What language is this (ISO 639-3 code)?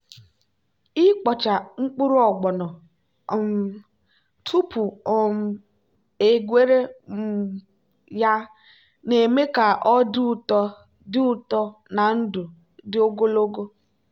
ibo